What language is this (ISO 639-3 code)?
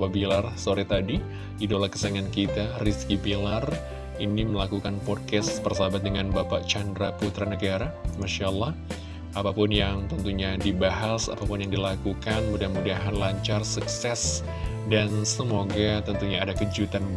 ind